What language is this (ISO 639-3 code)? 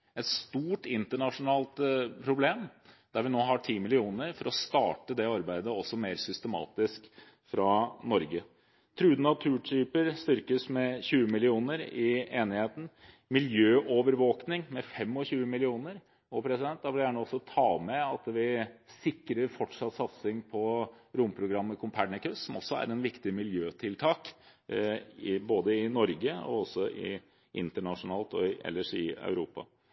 nob